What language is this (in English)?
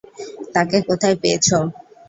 Bangla